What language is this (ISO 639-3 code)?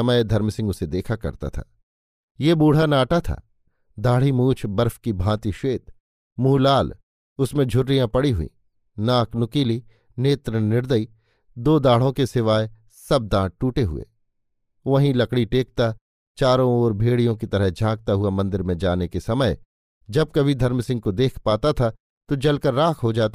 hin